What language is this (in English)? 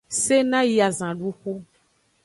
Aja (Benin)